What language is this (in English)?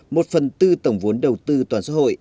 Vietnamese